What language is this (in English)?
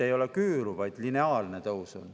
Estonian